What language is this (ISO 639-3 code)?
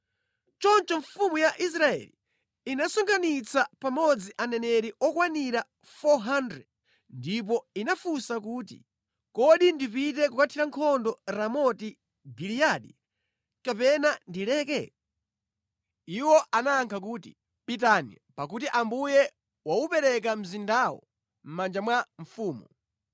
nya